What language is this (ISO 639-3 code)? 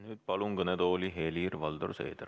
est